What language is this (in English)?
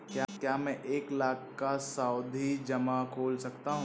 Hindi